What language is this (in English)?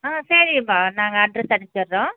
Tamil